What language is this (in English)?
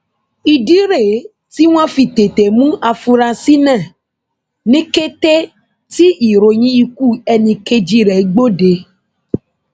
Yoruba